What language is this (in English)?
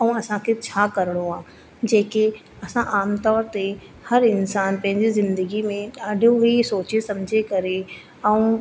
Sindhi